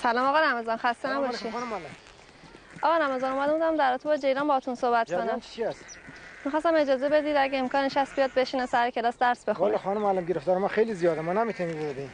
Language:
Persian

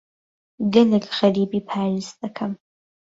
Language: Central Kurdish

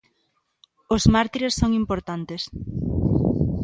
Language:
Galician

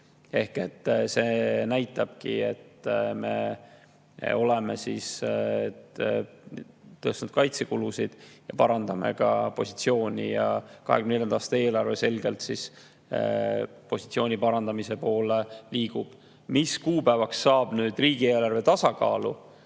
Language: Estonian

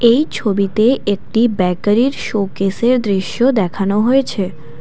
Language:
Bangla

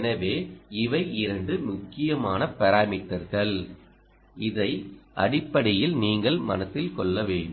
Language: Tamil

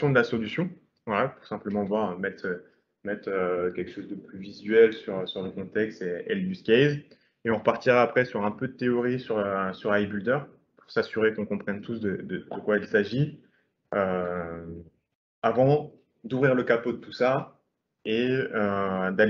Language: French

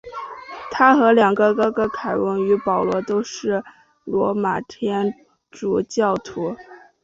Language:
Chinese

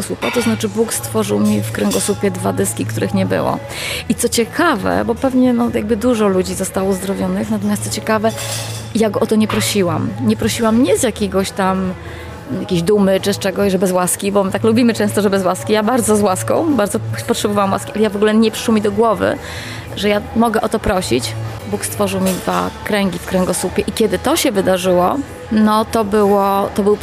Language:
Polish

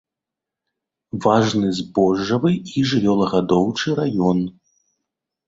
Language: Belarusian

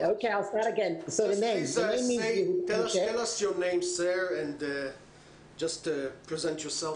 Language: Hebrew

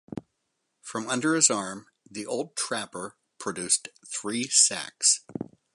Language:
English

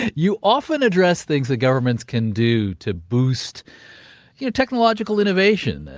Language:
English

